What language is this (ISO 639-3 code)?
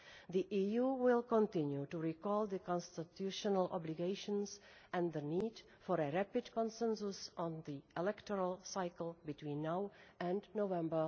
eng